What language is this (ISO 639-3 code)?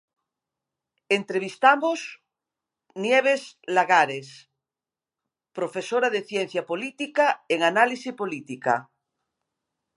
glg